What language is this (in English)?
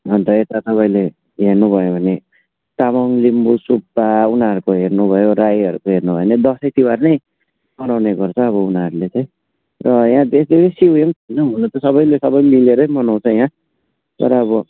Nepali